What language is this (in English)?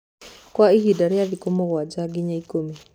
Kikuyu